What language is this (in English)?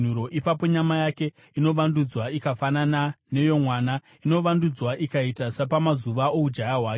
Shona